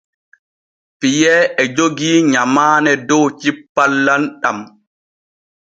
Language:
Borgu Fulfulde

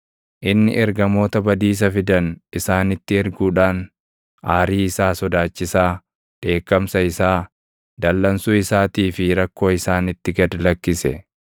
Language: Oromo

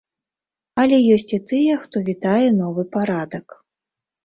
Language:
Belarusian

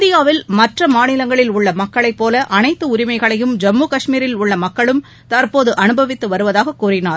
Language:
Tamil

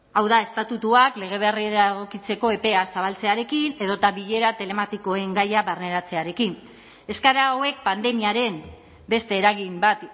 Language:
Basque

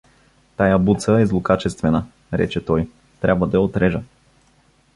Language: Bulgarian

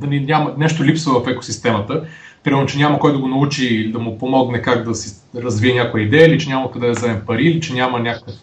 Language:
Bulgarian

